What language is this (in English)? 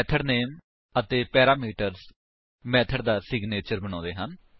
Punjabi